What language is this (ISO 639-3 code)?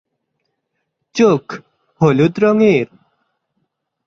ben